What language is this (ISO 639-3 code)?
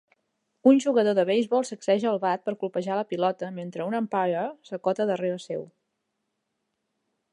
cat